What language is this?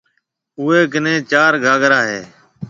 Marwari (Pakistan)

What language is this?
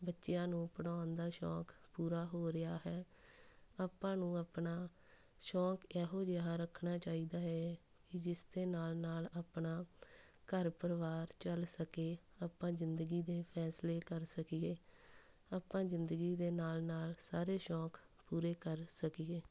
Punjabi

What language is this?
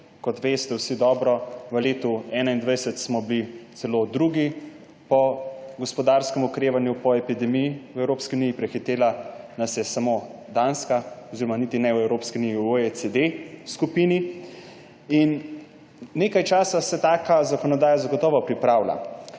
Slovenian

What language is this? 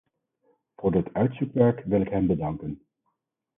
Dutch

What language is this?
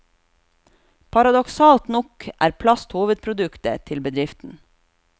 Norwegian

